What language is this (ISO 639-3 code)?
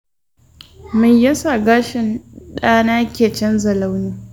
hau